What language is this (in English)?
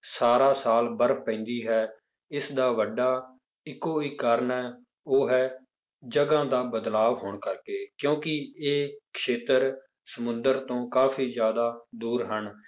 Punjabi